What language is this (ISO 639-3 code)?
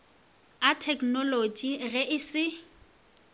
nso